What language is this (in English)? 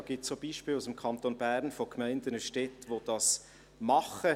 Swiss German